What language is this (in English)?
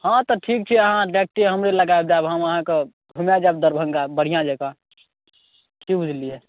Maithili